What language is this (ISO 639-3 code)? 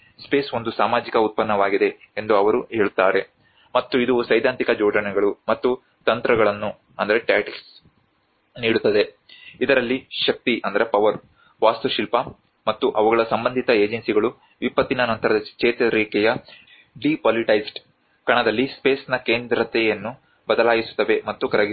kan